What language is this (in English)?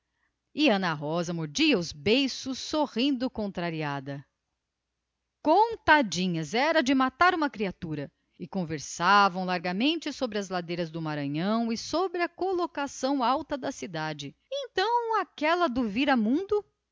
Portuguese